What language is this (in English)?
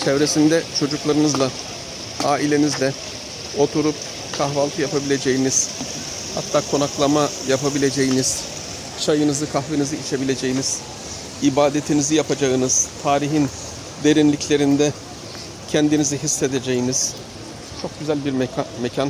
Turkish